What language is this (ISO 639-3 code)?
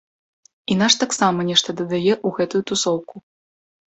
bel